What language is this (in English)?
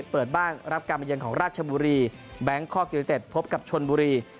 Thai